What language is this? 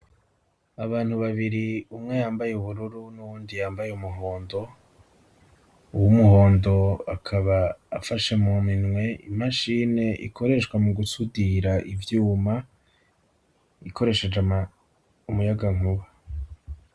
Rundi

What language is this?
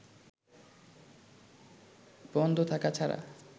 Bangla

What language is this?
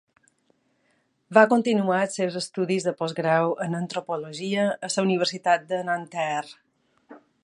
Catalan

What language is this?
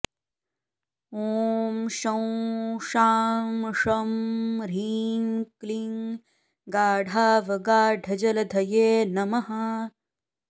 Sanskrit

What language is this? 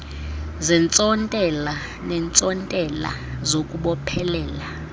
Xhosa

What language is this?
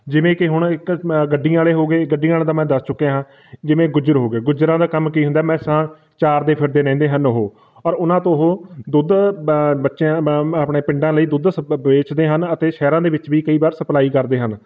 Punjabi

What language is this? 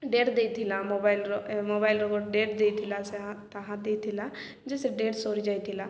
Odia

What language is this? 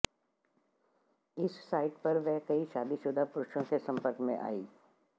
Hindi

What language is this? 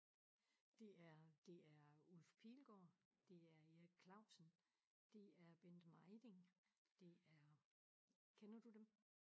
Danish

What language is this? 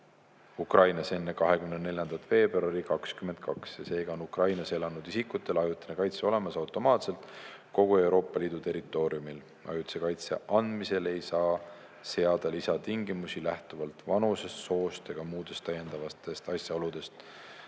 Estonian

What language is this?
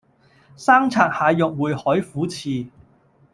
Cantonese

